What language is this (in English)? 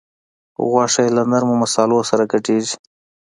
Pashto